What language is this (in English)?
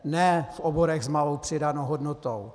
Czech